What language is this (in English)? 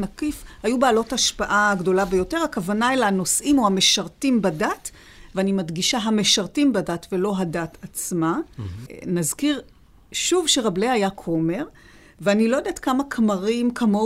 Hebrew